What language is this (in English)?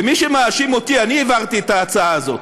Hebrew